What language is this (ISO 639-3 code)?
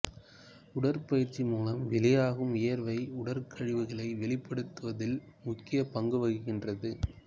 tam